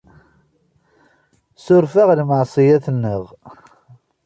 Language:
Kabyle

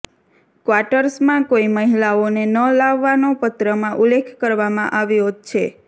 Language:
Gujarati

